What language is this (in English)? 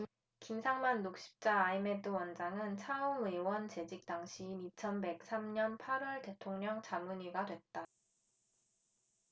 Korean